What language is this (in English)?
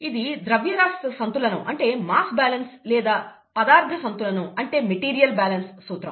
Telugu